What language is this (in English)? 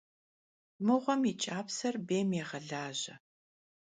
Kabardian